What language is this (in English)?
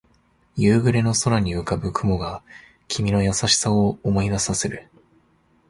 Japanese